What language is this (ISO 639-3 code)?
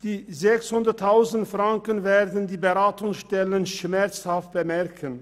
gsw